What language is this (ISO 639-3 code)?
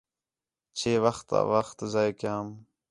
xhe